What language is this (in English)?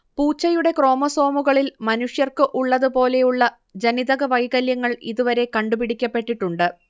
Malayalam